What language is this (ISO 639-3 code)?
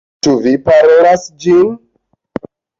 epo